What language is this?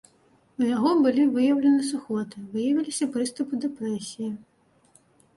Belarusian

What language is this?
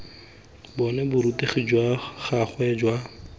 Tswana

